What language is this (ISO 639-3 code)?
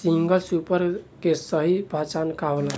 bho